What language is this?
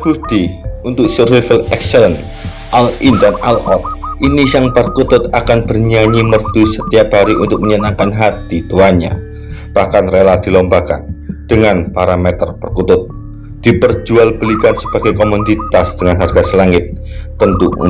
Indonesian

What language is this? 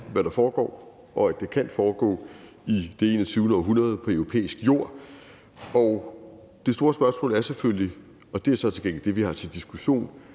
Danish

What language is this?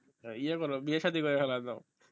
Bangla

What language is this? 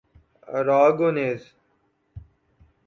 Urdu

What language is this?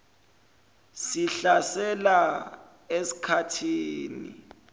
Zulu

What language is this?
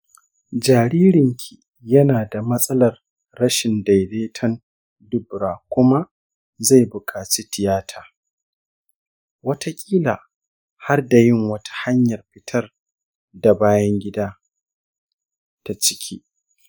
Hausa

